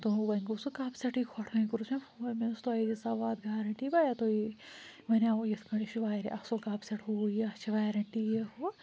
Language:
Kashmiri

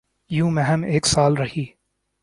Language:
Urdu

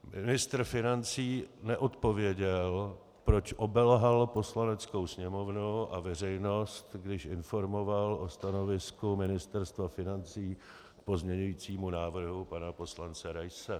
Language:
Czech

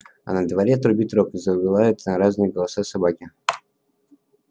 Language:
Russian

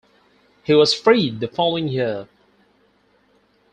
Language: English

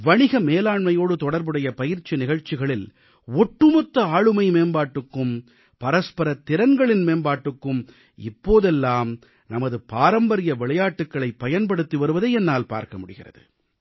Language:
Tamil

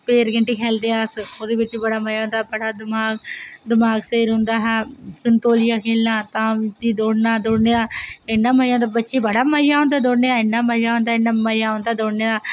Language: Dogri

